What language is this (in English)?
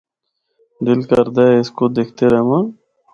Northern Hindko